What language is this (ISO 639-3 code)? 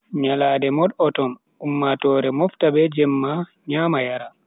fui